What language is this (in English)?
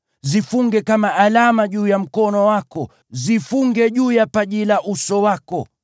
Swahili